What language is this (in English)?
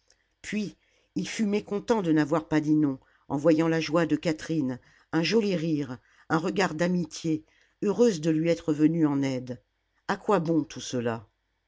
French